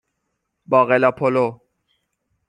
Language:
Persian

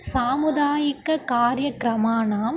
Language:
Sanskrit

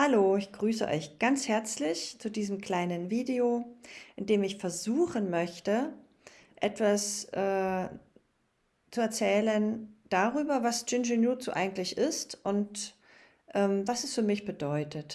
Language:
German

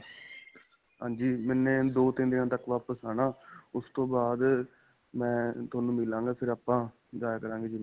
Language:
Punjabi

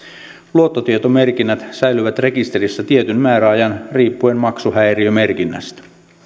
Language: Finnish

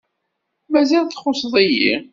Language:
Kabyle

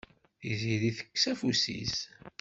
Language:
Kabyle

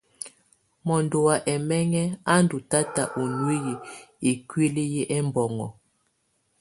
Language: Tunen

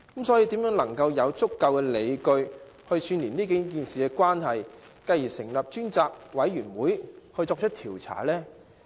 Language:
Cantonese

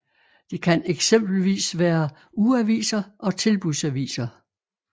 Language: Danish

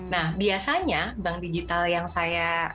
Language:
Indonesian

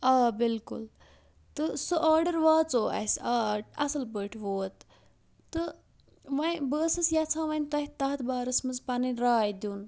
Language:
Kashmiri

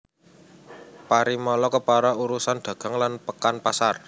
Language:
Javanese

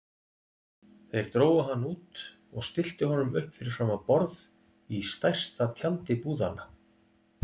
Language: Icelandic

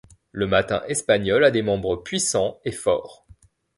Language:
French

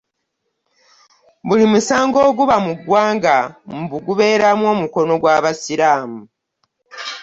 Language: Ganda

